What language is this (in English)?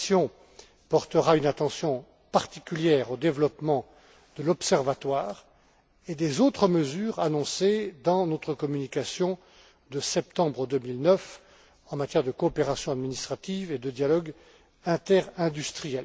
French